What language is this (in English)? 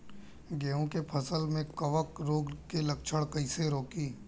Bhojpuri